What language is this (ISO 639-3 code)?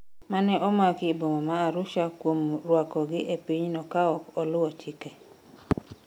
luo